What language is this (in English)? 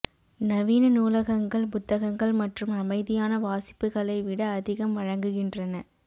Tamil